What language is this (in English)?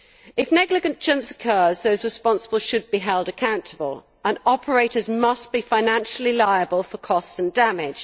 English